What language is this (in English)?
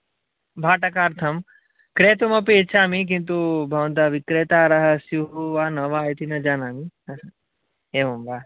Sanskrit